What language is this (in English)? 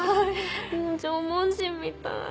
Japanese